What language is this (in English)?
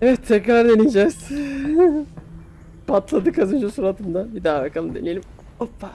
Turkish